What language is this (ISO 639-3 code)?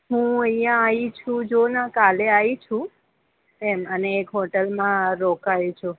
guj